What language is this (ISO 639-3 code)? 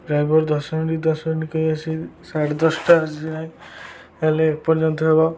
ori